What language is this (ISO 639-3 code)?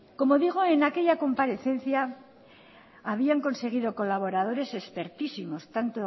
spa